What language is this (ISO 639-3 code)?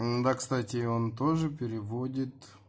rus